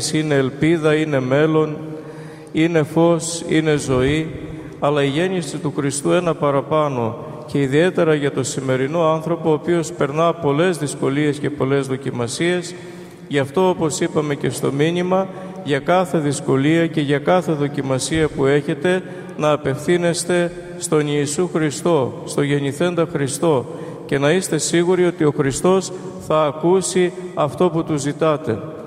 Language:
Greek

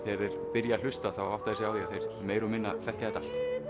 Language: Icelandic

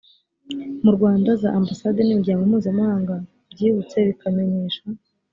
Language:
Kinyarwanda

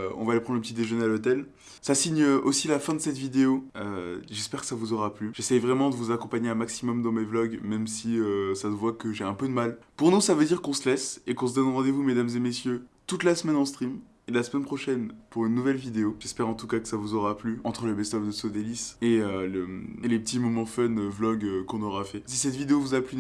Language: French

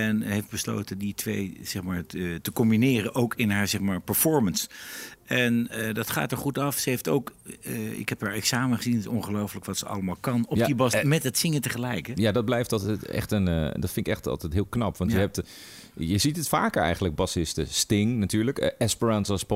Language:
Dutch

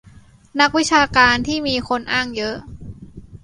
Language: Thai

